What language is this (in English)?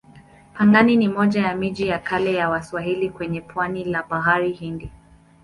Swahili